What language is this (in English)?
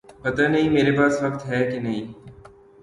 Urdu